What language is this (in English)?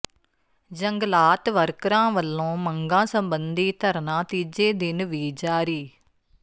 Punjabi